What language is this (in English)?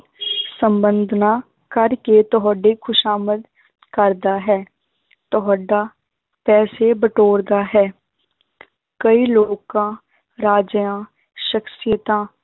Punjabi